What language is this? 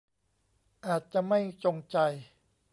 Thai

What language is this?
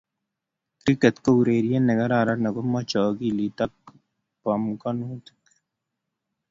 Kalenjin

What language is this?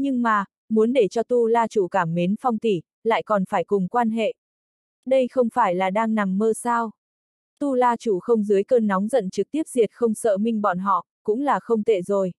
Vietnamese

